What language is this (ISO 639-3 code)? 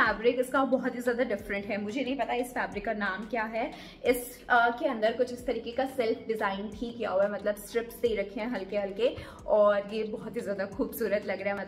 hin